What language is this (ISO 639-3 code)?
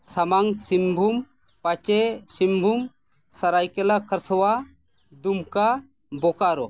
sat